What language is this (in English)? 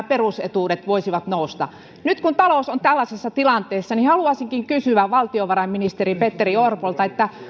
Finnish